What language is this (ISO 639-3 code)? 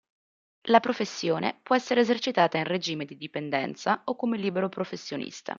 ita